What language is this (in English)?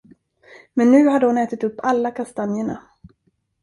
Swedish